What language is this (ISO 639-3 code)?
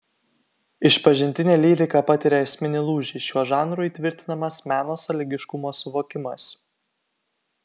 lit